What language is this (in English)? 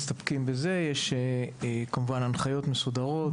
Hebrew